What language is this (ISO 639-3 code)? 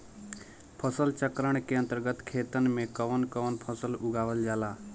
bho